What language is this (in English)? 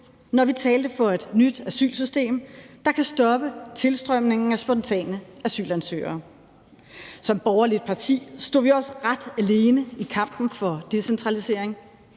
Danish